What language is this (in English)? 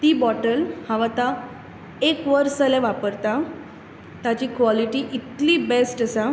Konkani